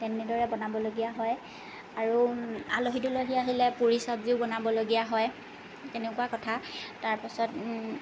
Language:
Assamese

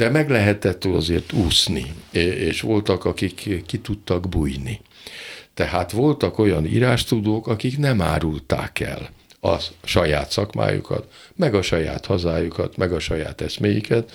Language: Hungarian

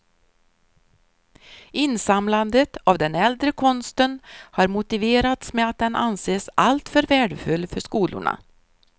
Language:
Swedish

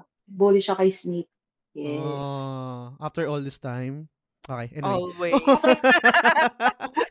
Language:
Filipino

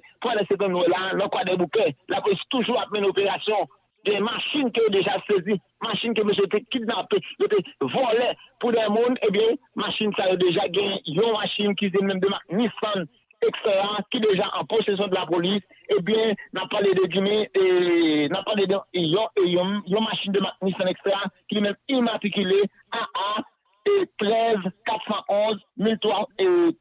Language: French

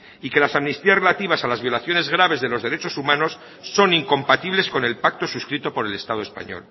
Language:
Spanish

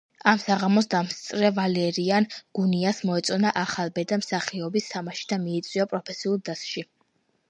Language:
Georgian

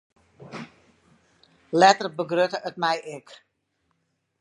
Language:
Western Frisian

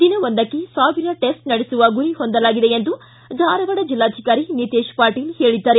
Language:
Kannada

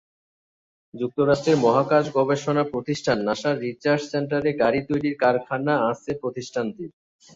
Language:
Bangla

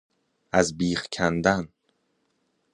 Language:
Persian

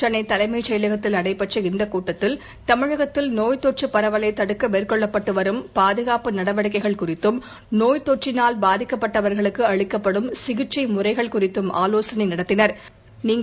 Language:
Tamil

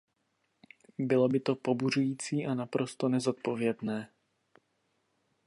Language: Czech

